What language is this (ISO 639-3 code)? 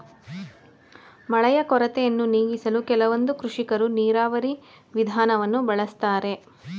kan